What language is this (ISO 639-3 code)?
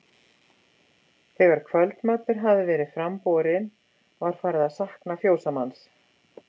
isl